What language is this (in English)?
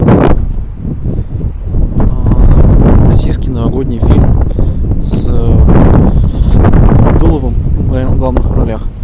Russian